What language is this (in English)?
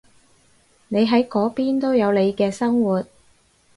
Cantonese